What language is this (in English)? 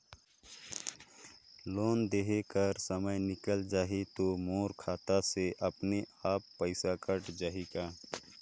Chhattisgarhi